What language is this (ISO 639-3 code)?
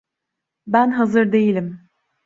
tur